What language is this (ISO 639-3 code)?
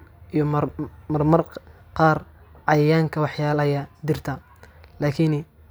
som